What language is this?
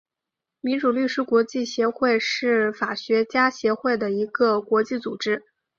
Chinese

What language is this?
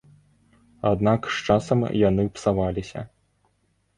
Belarusian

